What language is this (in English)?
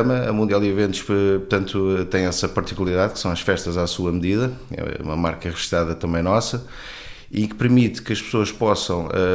Portuguese